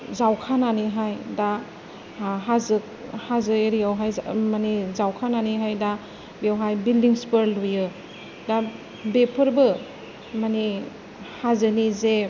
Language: Bodo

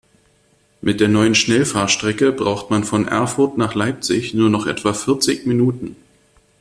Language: German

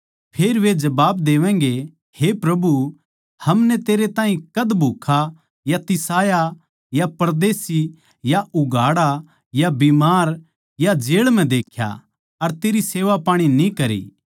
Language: Haryanvi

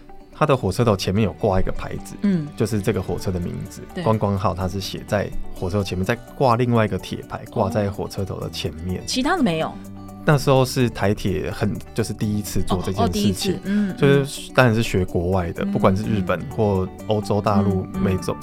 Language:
Chinese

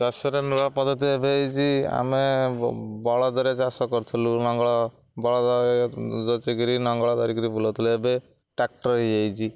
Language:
Odia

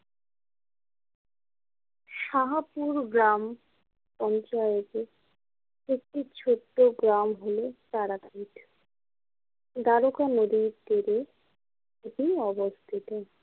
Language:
Bangla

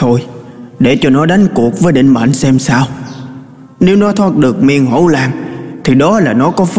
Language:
Vietnamese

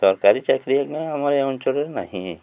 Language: Odia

